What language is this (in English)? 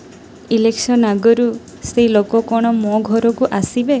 Odia